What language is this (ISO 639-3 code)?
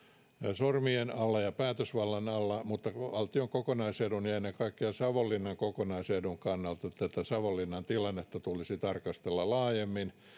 fin